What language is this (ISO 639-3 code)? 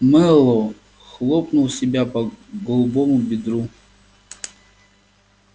rus